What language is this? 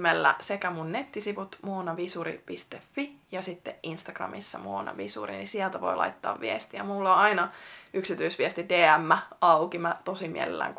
Finnish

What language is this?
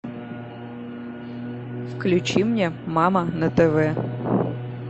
Russian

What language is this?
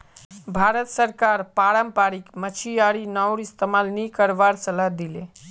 Magahi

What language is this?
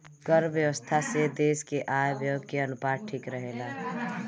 Bhojpuri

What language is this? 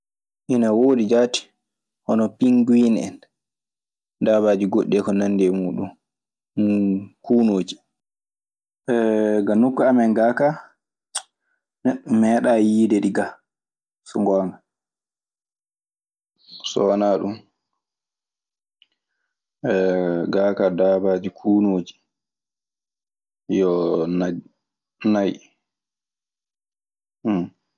Maasina Fulfulde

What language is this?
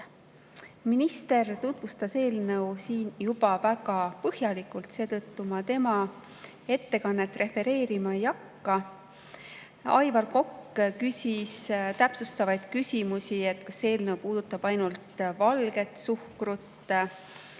Estonian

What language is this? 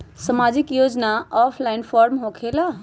Magahi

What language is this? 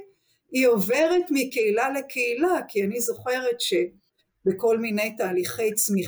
Hebrew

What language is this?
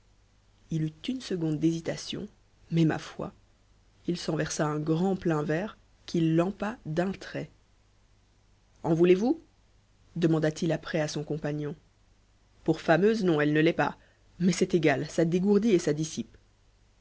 French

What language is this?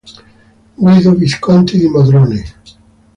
Italian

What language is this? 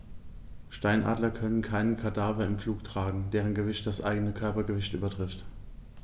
German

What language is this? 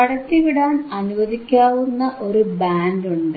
Malayalam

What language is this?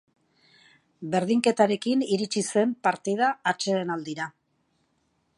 Basque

